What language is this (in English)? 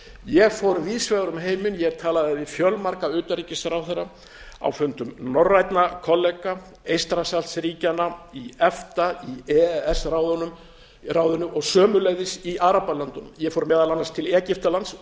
Icelandic